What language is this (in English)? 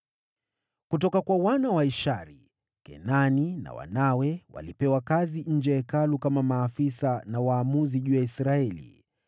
Swahili